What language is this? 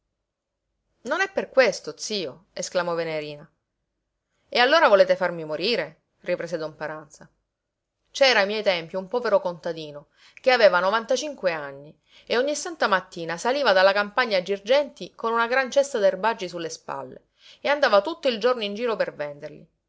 Italian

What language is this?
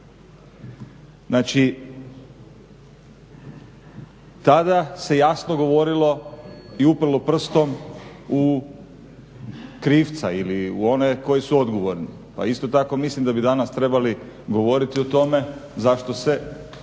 Croatian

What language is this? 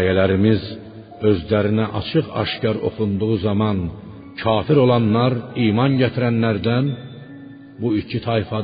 Persian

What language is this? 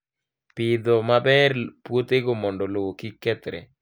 Luo (Kenya and Tanzania)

